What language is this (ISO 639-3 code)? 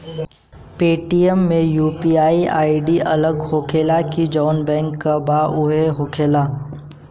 bho